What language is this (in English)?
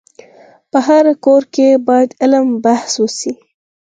Pashto